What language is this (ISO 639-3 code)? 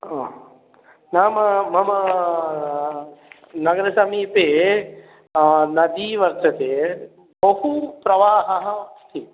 san